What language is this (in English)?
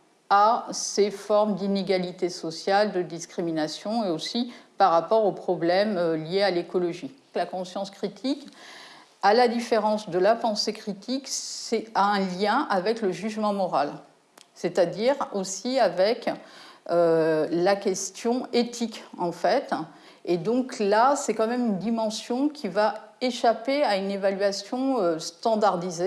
French